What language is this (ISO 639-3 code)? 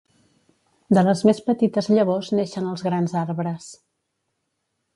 cat